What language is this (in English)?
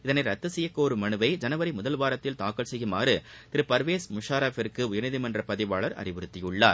Tamil